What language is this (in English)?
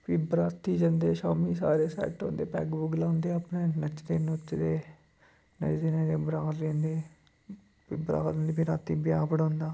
Dogri